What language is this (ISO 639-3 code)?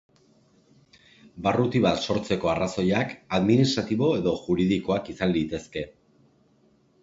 eus